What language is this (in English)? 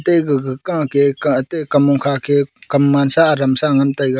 Wancho Naga